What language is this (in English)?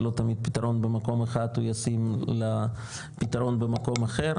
Hebrew